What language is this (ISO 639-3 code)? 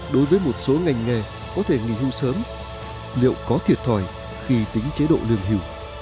vie